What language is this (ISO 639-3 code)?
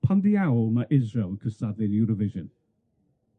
cym